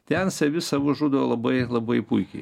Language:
Lithuanian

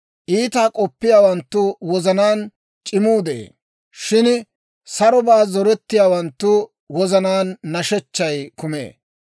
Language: Dawro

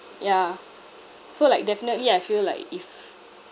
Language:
English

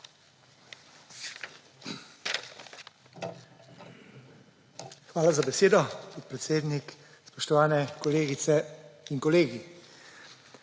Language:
Slovenian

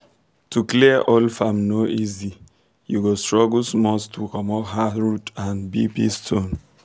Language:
Nigerian Pidgin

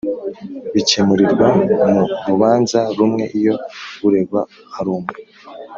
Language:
Kinyarwanda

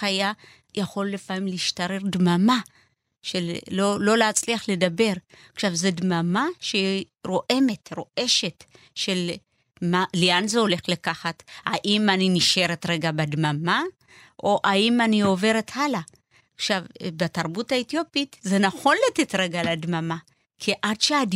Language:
Hebrew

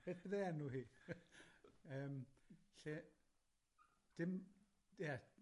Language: Welsh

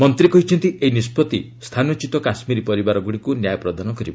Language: Odia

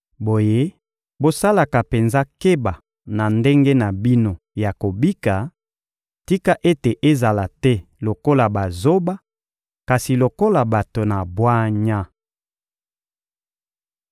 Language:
Lingala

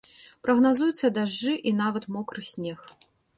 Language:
Belarusian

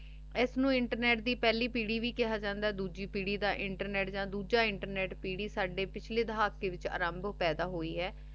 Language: Punjabi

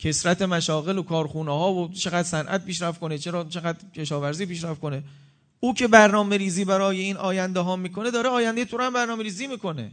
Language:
Persian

